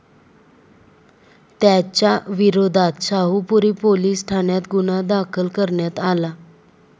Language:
Marathi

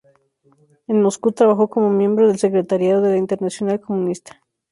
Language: Spanish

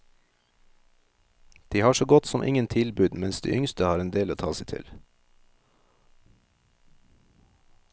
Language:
Norwegian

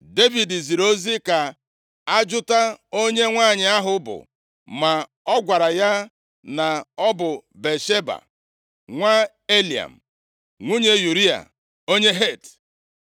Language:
Igbo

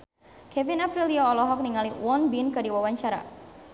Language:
Sundanese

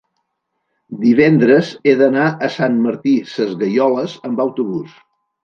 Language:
Catalan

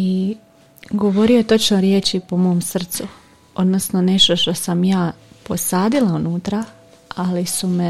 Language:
Croatian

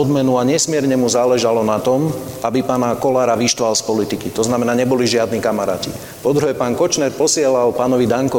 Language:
Slovak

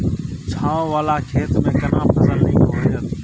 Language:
Maithili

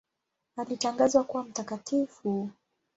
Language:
Swahili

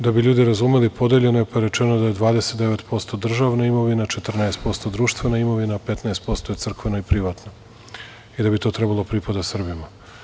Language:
Serbian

